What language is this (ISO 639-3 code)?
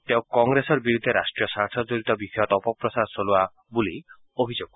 asm